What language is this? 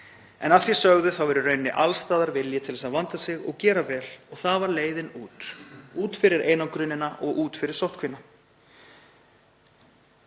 Icelandic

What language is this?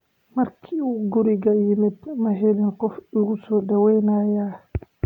Somali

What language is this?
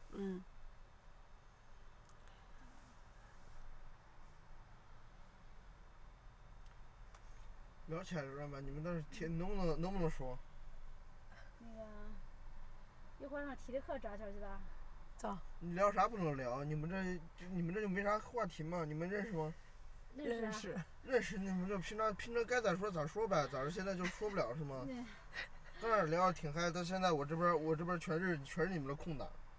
Chinese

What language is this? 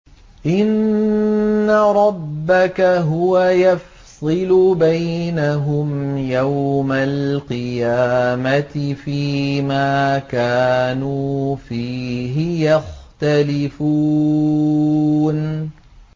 Arabic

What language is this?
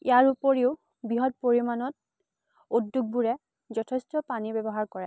Assamese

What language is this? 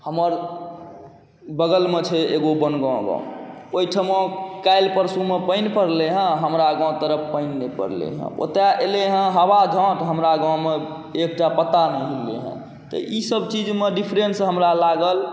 Maithili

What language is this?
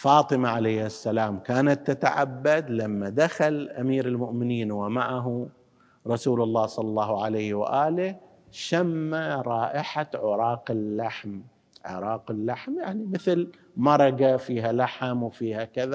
Arabic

